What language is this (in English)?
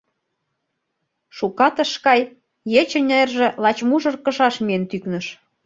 Mari